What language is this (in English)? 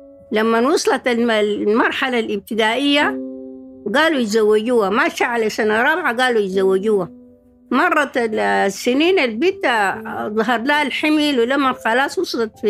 Arabic